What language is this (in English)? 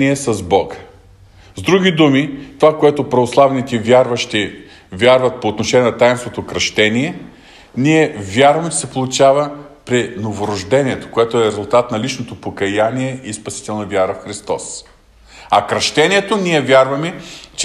Bulgarian